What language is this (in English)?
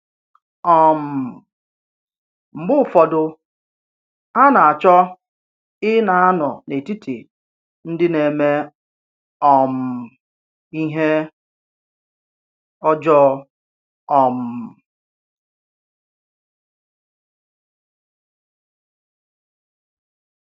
Igbo